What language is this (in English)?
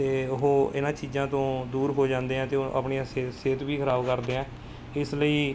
Punjabi